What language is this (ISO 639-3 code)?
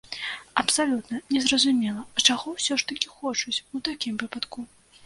bel